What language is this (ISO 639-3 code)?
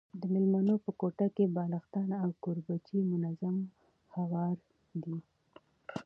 pus